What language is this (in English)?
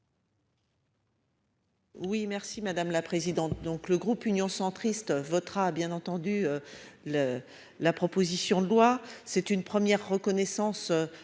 French